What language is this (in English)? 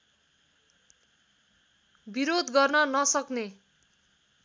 Nepali